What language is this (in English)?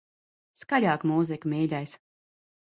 Latvian